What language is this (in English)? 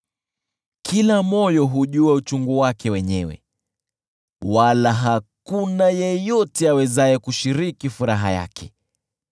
Swahili